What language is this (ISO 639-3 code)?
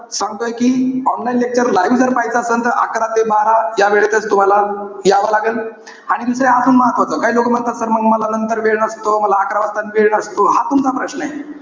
mar